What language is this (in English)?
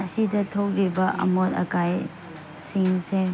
Manipuri